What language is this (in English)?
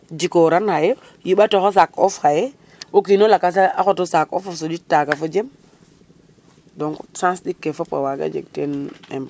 Serer